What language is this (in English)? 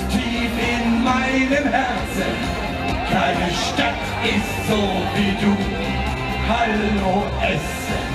Dutch